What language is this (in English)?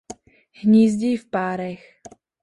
Czech